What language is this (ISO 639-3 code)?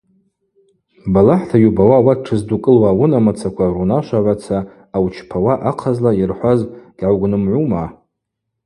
abq